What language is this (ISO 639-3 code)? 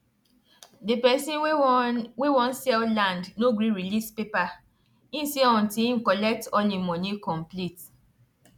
pcm